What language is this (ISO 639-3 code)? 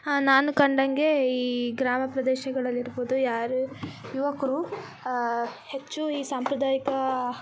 kan